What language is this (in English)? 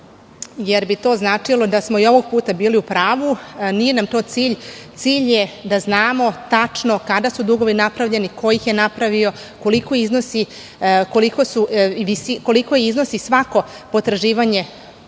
Serbian